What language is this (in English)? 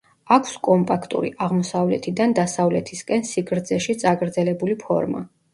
Georgian